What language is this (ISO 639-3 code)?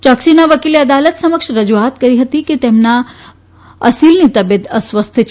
guj